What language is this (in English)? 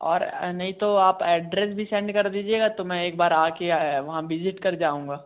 Hindi